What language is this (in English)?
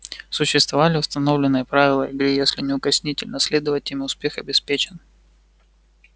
Russian